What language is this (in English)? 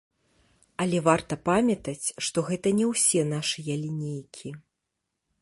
Belarusian